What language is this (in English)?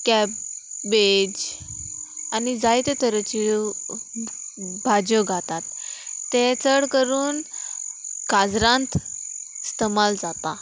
Konkani